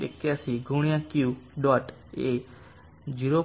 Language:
Gujarati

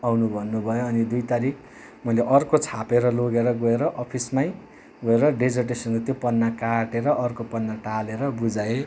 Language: Nepali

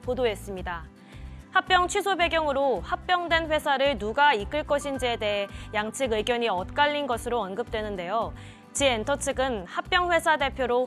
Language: Korean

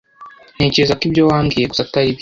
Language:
Kinyarwanda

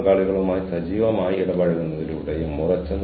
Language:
Malayalam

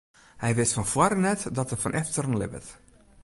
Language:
Western Frisian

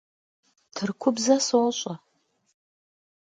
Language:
Kabardian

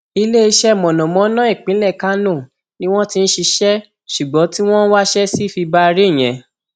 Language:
Yoruba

